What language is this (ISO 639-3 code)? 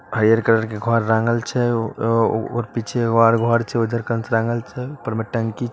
mag